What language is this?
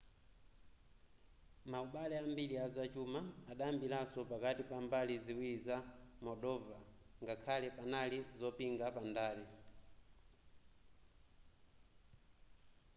Nyanja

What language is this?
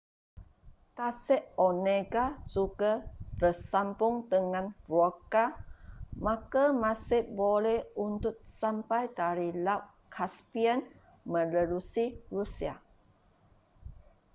Malay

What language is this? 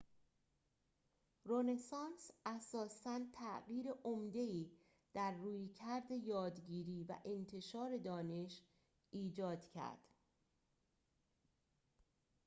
Persian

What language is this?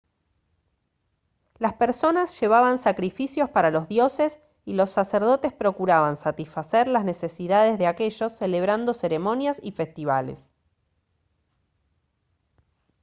Spanish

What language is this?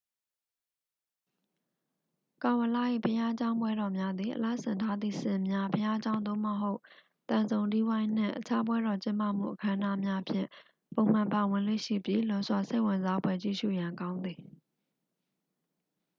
Burmese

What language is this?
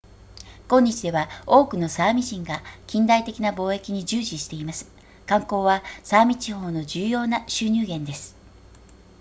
Japanese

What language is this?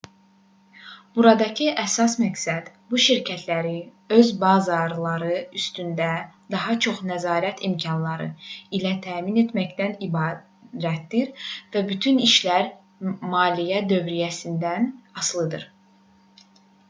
Azerbaijani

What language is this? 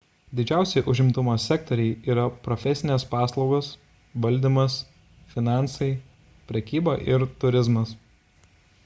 Lithuanian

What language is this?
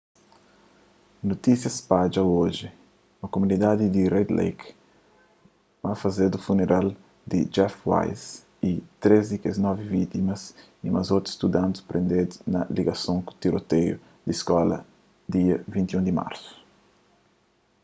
Kabuverdianu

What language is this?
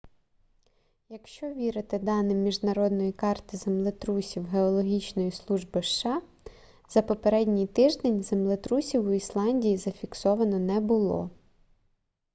Ukrainian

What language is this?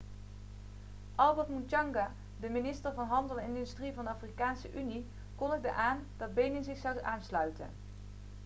Dutch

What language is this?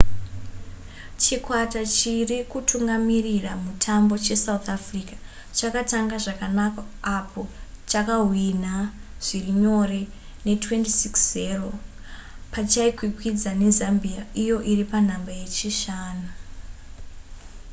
Shona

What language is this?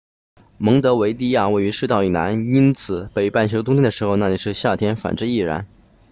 Chinese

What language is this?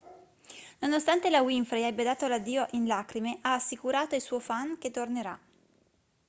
Italian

